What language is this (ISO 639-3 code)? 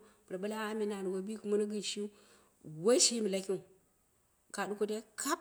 kna